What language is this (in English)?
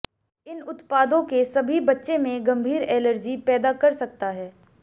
Hindi